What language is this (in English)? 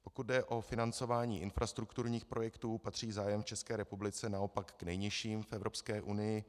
Czech